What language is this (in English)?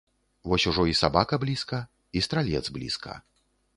Belarusian